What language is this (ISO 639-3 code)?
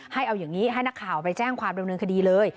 tha